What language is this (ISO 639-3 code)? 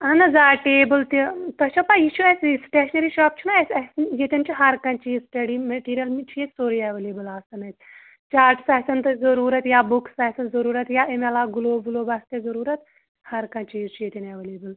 kas